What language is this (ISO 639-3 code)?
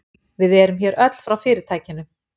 isl